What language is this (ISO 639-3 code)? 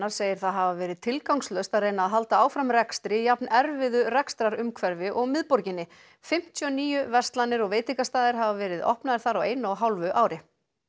isl